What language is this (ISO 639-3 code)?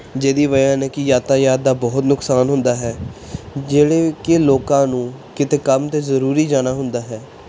pan